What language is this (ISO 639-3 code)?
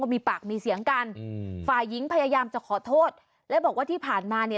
tha